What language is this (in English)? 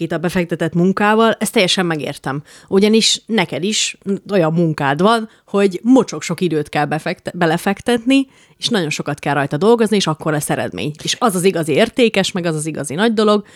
Hungarian